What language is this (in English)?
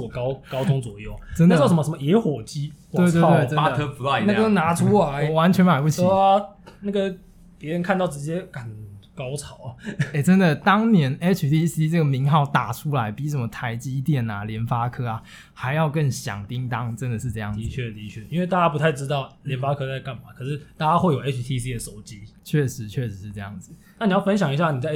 Chinese